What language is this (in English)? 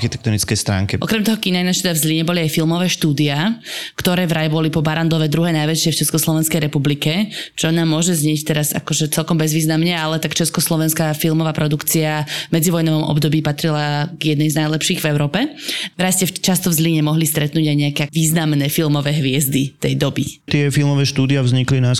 Slovak